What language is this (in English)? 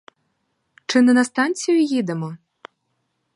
Ukrainian